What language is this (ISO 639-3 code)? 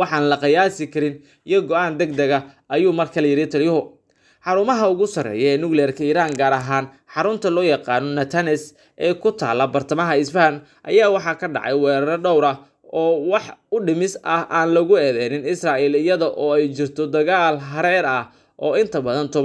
ara